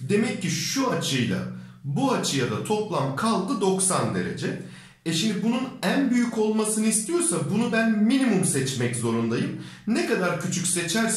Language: Turkish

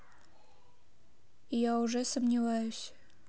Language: Russian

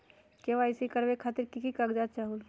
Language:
Magahi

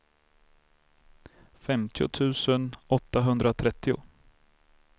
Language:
Swedish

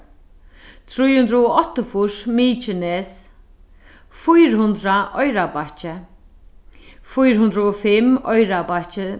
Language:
Faroese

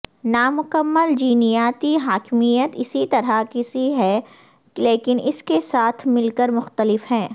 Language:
Urdu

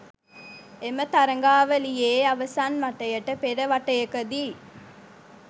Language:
Sinhala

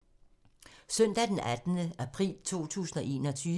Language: Danish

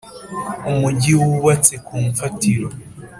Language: Kinyarwanda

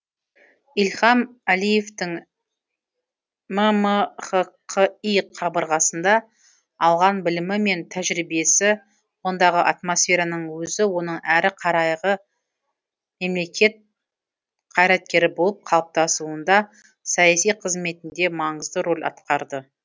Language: Kazakh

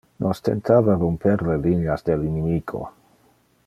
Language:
Interlingua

